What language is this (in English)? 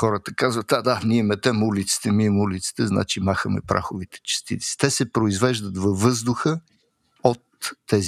Bulgarian